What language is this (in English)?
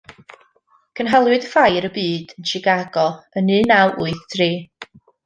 Welsh